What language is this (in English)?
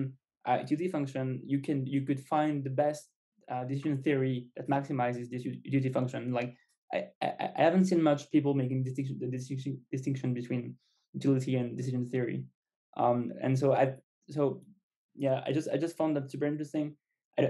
English